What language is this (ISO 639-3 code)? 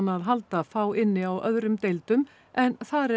isl